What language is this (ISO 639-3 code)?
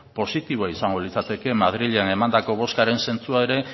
eus